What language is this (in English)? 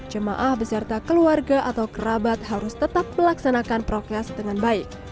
Indonesian